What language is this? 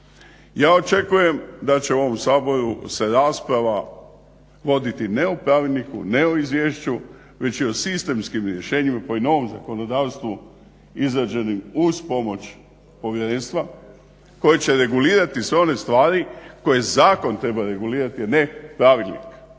Croatian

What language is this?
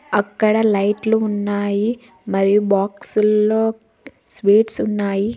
Telugu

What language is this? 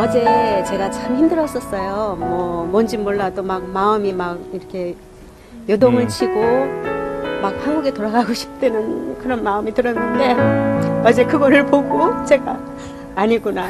Korean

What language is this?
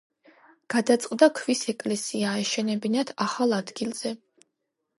Georgian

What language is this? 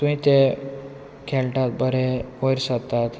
Konkani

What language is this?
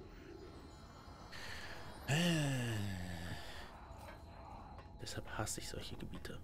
German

